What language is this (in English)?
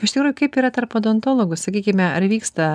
Lithuanian